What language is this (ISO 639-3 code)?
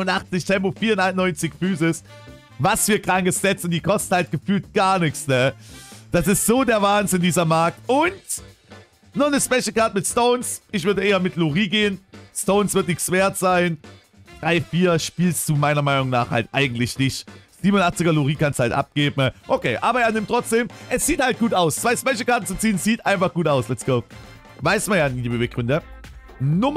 deu